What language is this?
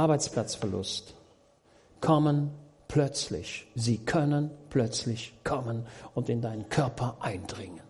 German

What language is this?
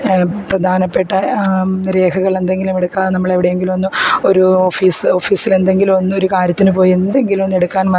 Malayalam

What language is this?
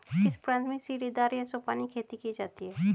Hindi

